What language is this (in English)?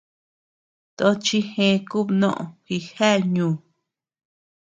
Tepeuxila Cuicatec